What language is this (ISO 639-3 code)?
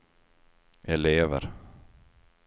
swe